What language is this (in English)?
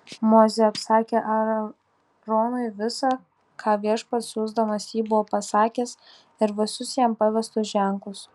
Lithuanian